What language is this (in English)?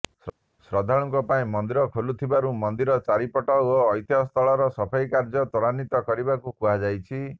Odia